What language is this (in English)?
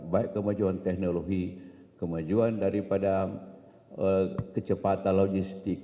Indonesian